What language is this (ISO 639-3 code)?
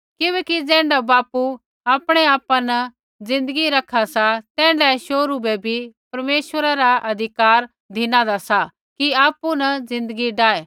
kfx